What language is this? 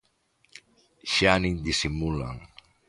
Galician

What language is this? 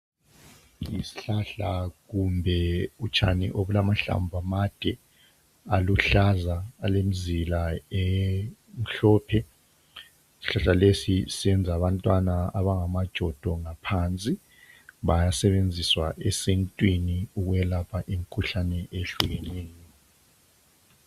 North Ndebele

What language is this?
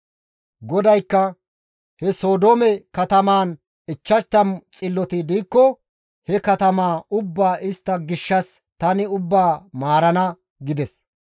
Gamo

